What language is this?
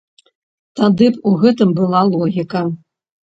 Belarusian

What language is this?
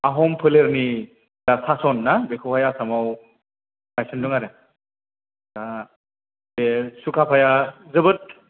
Bodo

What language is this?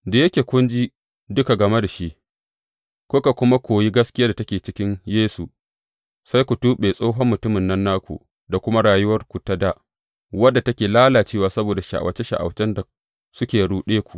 Hausa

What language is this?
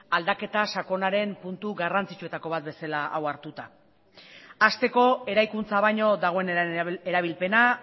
Basque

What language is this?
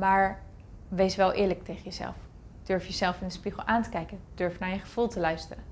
Dutch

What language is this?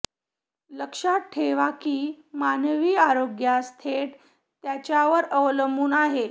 Marathi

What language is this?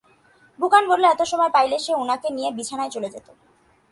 Bangla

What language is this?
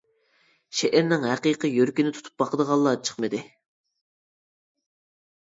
Uyghur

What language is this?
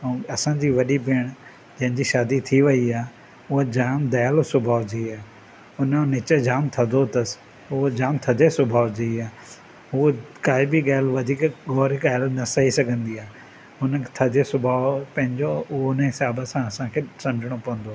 Sindhi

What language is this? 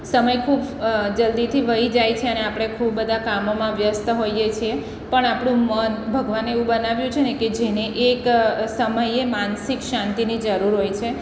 Gujarati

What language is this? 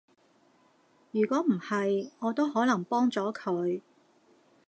Cantonese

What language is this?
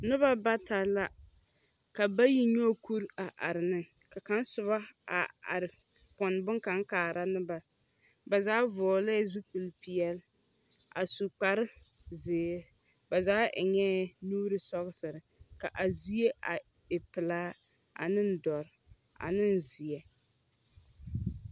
Southern Dagaare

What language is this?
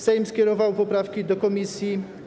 Polish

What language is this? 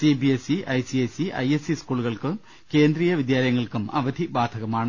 Malayalam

